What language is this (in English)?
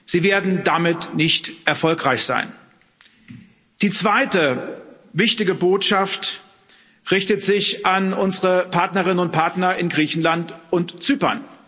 German